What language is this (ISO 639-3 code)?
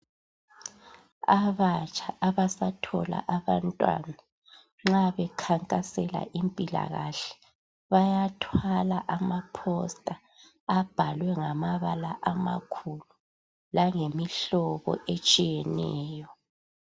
nde